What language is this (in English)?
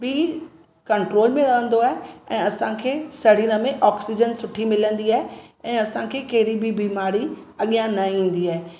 Sindhi